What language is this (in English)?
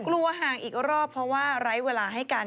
Thai